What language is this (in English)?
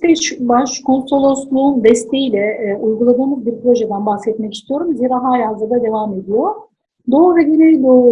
Turkish